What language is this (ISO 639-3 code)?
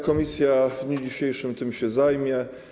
pol